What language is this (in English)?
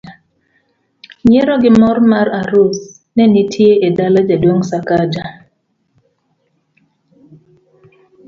Luo (Kenya and Tanzania)